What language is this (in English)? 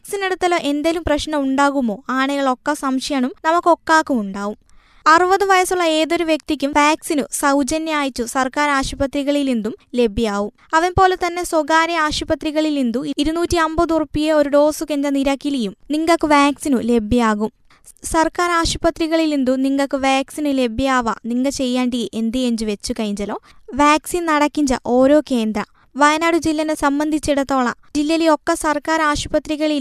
Malayalam